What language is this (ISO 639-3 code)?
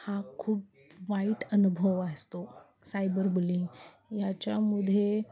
mar